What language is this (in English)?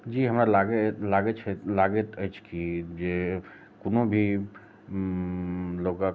Maithili